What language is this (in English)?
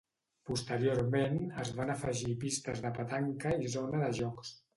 Catalan